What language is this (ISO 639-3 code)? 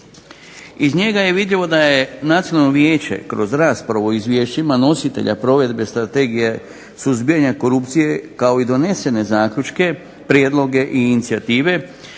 hrv